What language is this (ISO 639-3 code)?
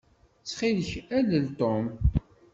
kab